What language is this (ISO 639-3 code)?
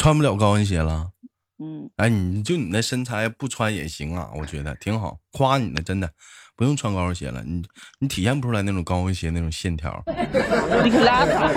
zho